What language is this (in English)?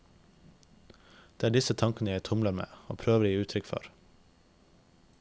Norwegian